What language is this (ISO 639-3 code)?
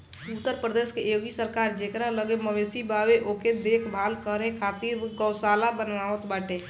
bho